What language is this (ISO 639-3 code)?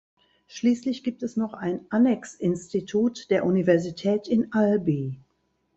deu